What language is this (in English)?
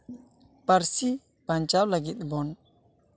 Santali